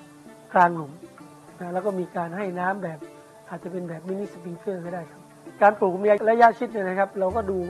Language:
Thai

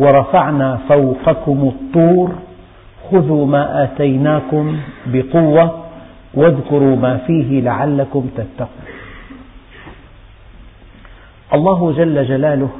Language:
Arabic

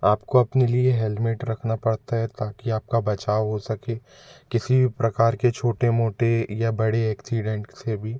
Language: Hindi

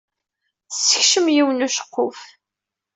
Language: Kabyle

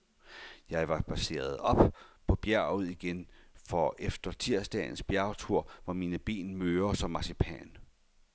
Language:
Danish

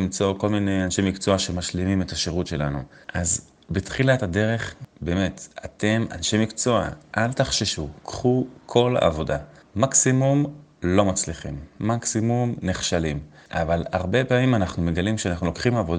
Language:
Hebrew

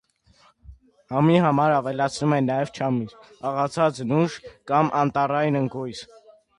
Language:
Armenian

